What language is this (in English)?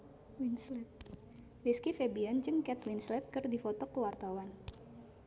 Sundanese